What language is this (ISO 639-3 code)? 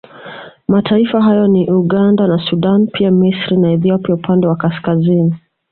swa